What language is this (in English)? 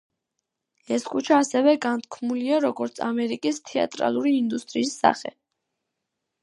Georgian